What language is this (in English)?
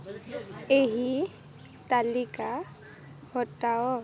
Odia